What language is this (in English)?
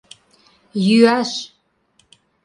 Mari